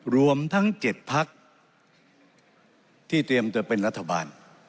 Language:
Thai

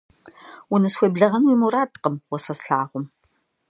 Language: Kabardian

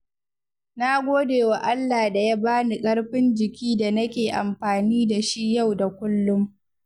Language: Hausa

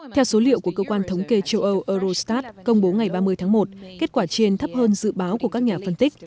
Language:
Vietnamese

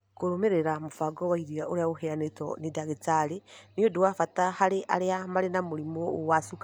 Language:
Kikuyu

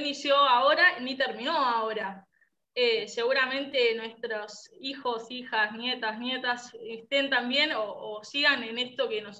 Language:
Spanish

